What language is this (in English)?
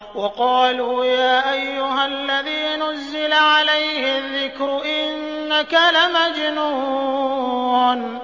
Arabic